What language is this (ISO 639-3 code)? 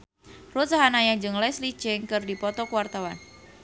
sun